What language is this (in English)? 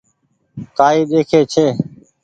Goaria